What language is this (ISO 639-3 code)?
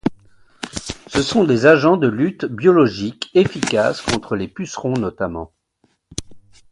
fra